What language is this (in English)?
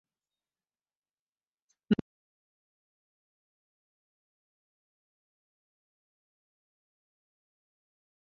Igbo